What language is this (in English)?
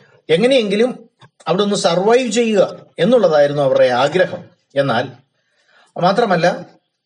Malayalam